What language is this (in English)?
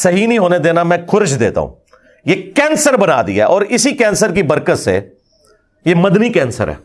Urdu